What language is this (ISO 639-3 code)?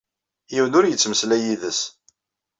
kab